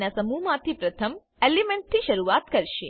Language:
Gujarati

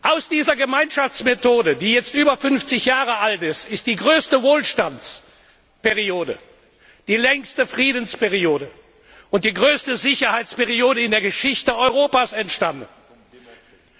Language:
German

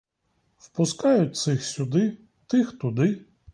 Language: Ukrainian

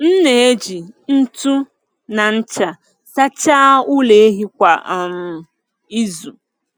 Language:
Igbo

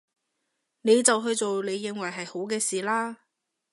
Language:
Cantonese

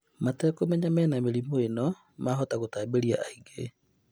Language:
Kikuyu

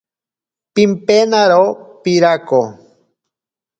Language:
Ashéninka Perené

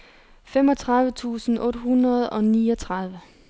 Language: Danish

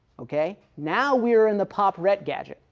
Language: English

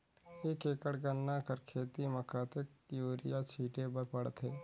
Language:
Chhattisgarhi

